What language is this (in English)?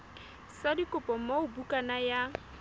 Southern Sotho